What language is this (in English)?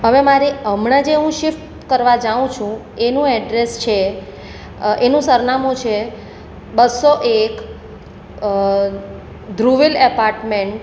Gujarati